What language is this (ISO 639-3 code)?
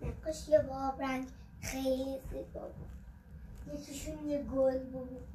fas